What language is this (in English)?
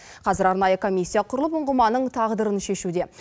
Kazakh